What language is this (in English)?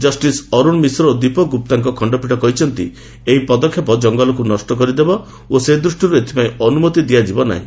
Odia